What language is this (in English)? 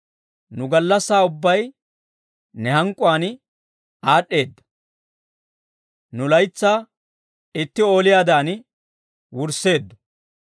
Dawro